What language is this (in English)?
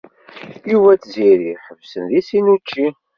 Kabyle